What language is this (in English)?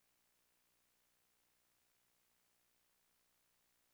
Danish